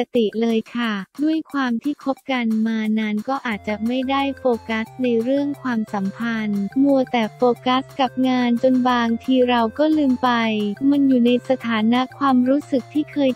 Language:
Thai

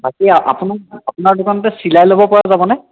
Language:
Assamese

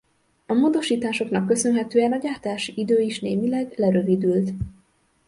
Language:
Hungarian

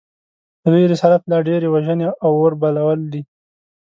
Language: Pashto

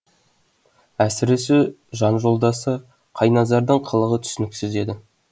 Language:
Kazakh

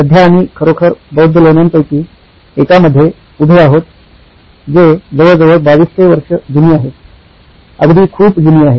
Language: Marathi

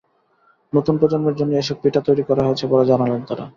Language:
Bangla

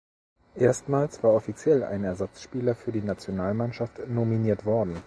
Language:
German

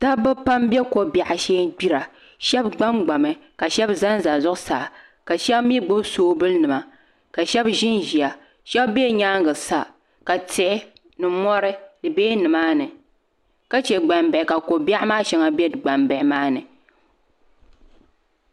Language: Dagbani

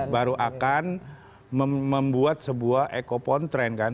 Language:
Indonesian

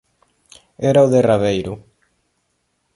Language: Galician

